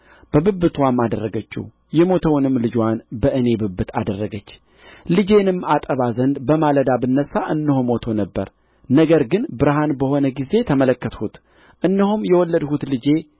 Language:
Amharic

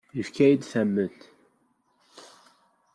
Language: Kabyle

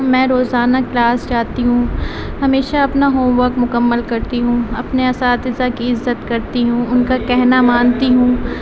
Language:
Urdu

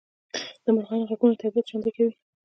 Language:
Pashto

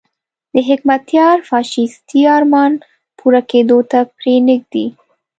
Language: Pashto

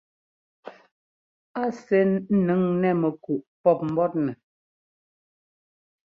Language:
Ngomba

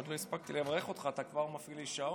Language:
Hebrew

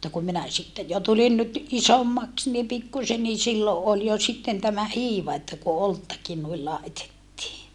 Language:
Finnish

